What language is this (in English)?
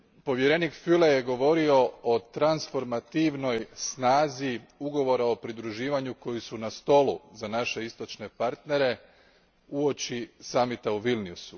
Croatian